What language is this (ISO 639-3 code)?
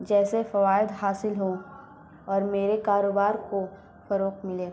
urd